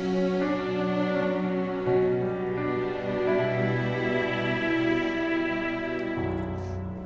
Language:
Indonesian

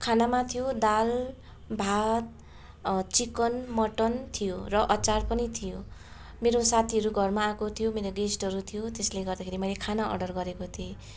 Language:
Nepali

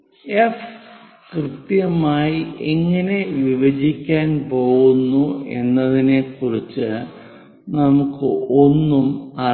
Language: Malayalam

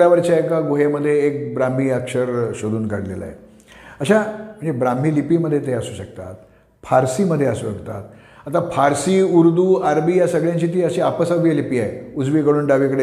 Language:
Marathi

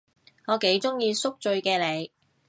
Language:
Cantonese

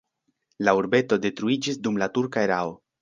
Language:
Esperanto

